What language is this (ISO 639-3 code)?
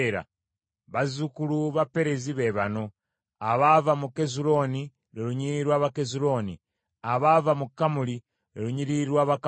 lug